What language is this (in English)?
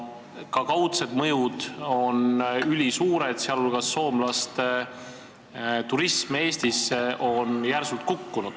Estonian